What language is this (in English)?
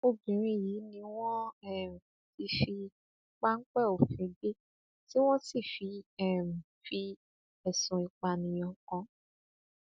Yoruba